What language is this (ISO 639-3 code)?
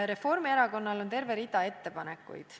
est